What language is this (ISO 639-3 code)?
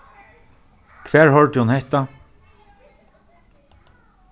fao